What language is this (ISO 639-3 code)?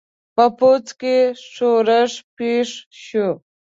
pus